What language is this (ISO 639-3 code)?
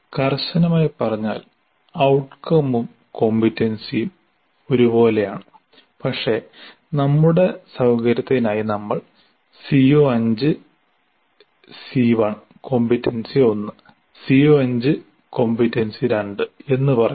mal